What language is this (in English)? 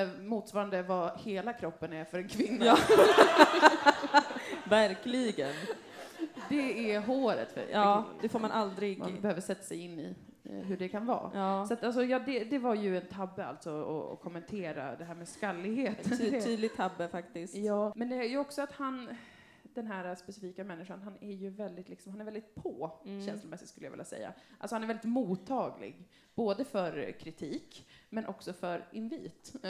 Swedish